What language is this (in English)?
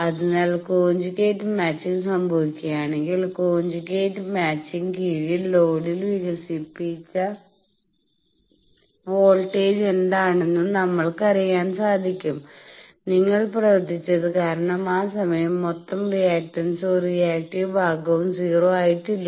Malayalam